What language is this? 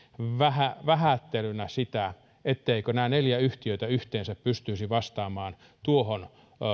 Finnish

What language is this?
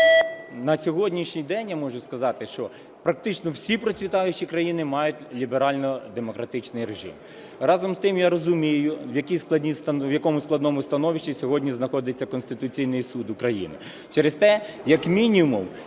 Ukrainian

